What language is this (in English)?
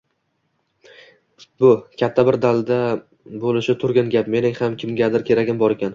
Uzbek